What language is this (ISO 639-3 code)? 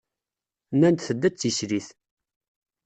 kab